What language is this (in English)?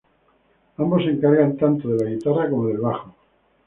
Spanish